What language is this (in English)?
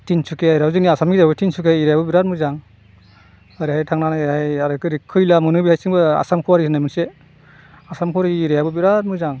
Bodo